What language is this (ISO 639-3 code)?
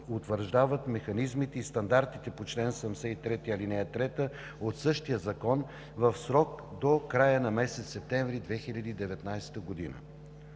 bul